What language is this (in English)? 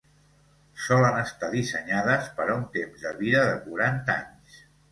Catalan